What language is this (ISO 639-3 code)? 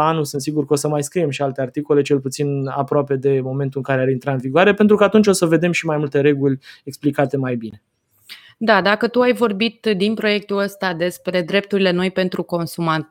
ron